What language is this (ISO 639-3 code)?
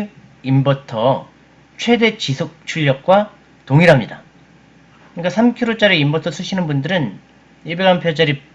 kor